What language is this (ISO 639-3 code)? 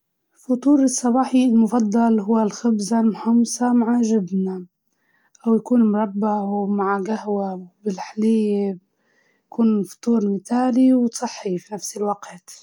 ayl